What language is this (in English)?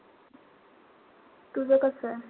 Marathi